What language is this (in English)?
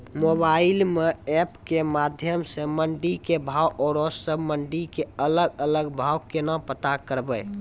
Maithili